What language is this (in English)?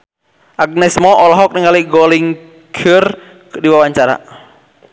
Sundanese